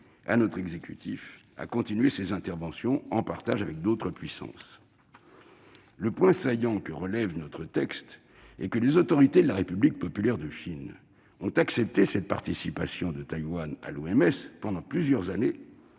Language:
French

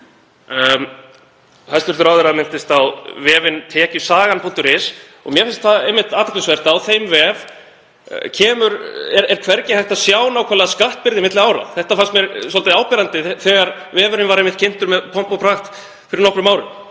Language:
Icelandic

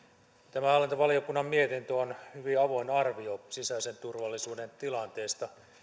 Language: Finnish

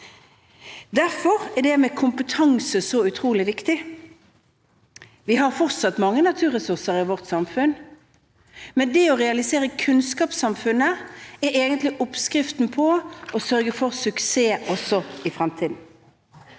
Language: Norwegian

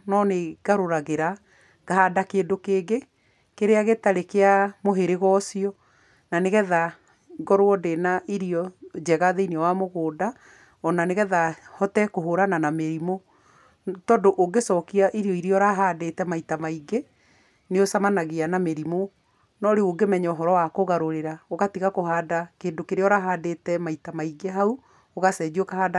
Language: Kikuyu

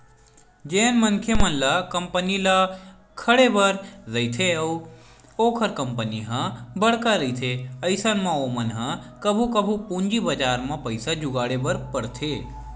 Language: Chhattisgarhi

